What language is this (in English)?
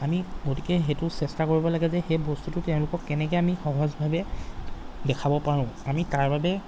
Assamese